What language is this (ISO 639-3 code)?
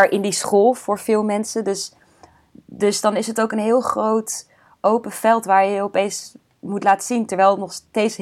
nld